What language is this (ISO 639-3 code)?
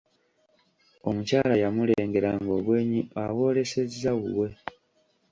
lug